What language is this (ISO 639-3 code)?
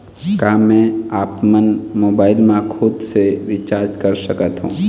hne